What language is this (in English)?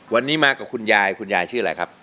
Thai